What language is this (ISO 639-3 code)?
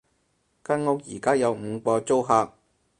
yue